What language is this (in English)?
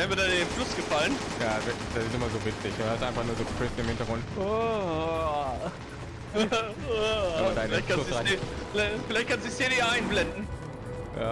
German